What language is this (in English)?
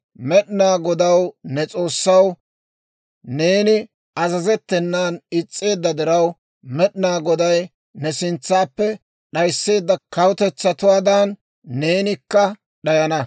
Dawro